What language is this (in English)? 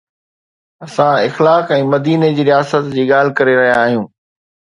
Sindhi